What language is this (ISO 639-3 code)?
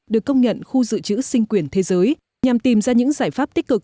vie